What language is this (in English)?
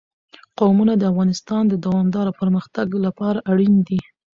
Pashto